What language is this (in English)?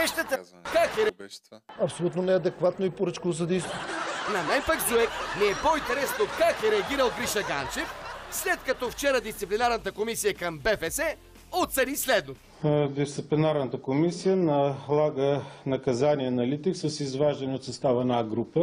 Bulgarian